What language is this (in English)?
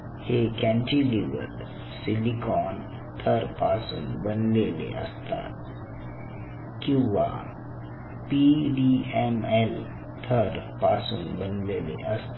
Marathi